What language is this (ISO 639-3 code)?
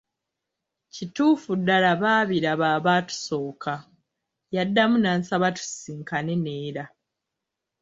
lug